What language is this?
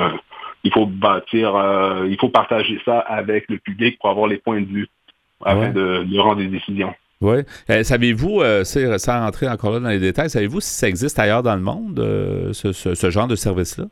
French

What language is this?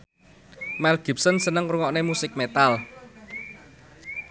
Javanese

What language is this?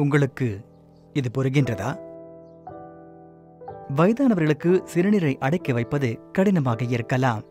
Italian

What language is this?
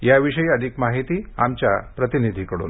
Marathi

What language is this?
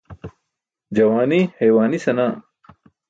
Burushaski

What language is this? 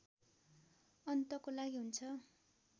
Nepali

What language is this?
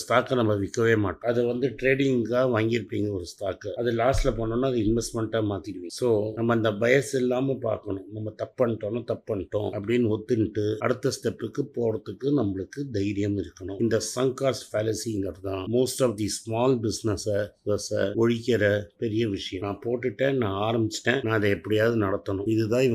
Tamil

